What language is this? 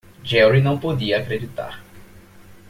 Portuguese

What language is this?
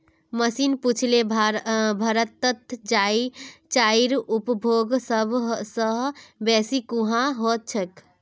Magahi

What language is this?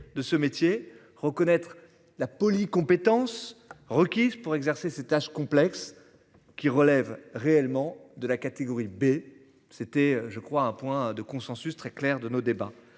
French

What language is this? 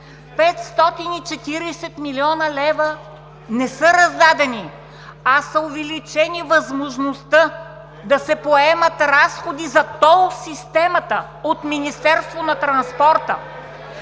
Bulgarian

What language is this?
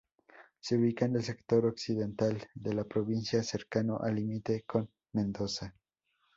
Spanish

